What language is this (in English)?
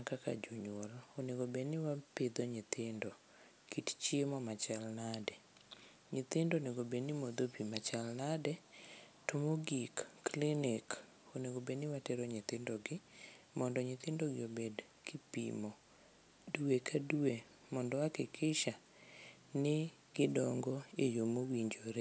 Luo (Kenya and Tanzania)